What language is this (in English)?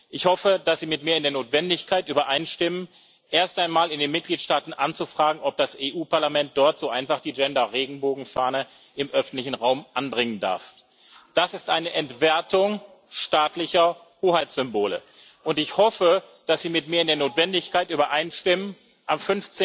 German